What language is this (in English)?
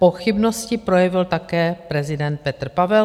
Czech